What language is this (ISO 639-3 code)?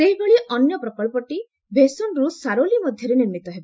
ori